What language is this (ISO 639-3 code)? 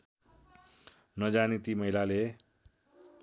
nep